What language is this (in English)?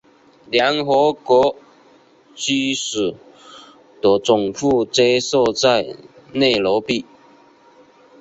Chinese